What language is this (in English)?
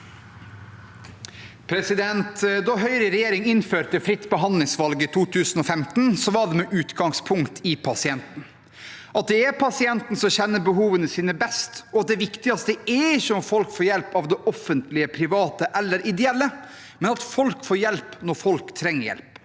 Norwegian